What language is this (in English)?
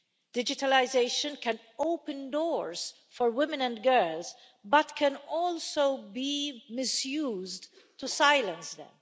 English